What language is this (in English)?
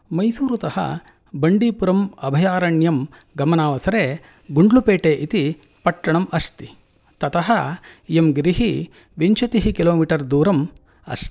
Sanskrit